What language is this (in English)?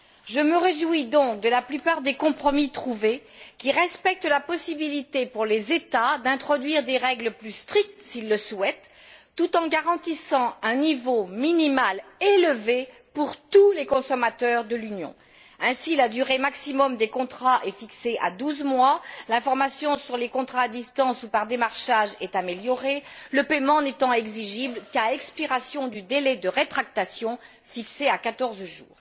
French